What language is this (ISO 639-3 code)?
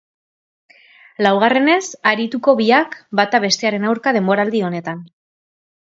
eus